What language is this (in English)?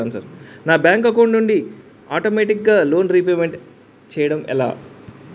Telugu